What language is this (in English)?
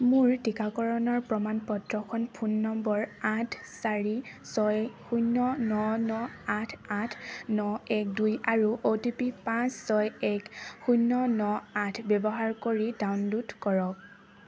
Assamese